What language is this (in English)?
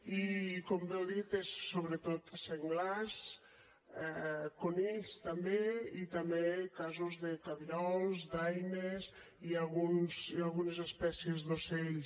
Catalan